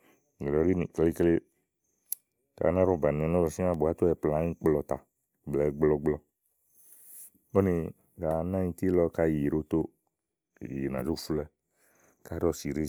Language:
Igo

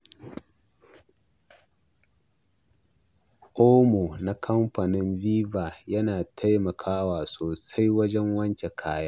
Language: Hausa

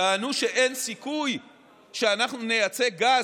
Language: Hebrew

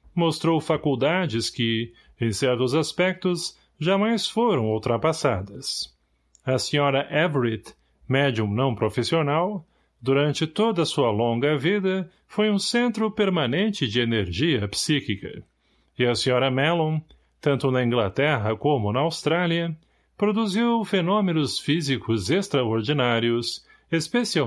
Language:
Portuguese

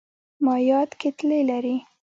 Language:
Pashto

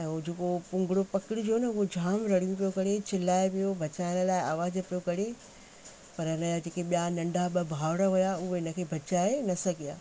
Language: Sindhi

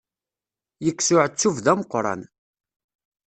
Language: Kabyle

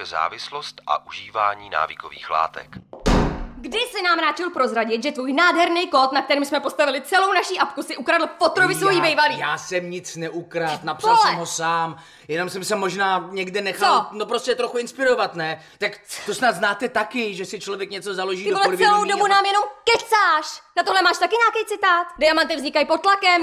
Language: Czech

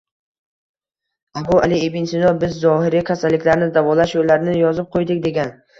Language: Uzbek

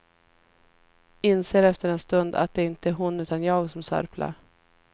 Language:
Swedish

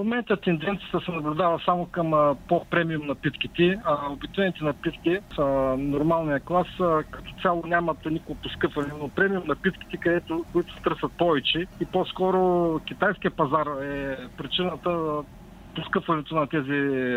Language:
Bulgarian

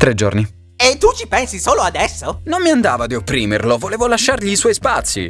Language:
Italian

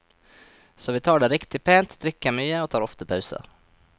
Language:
Norwegian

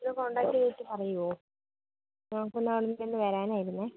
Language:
Malayalam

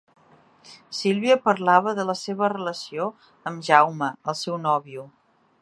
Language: Catalan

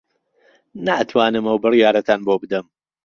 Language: Central Kurdish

